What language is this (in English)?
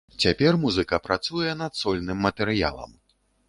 Belarusian